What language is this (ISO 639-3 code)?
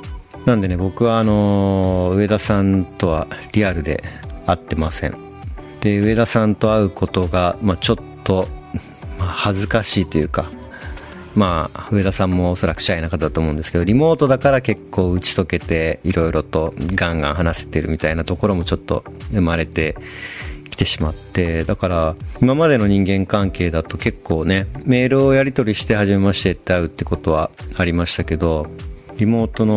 jpn